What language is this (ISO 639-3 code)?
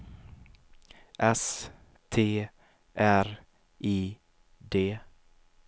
swe